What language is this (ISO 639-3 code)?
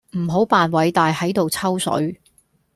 yue